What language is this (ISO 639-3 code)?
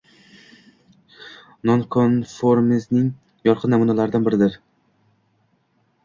uzb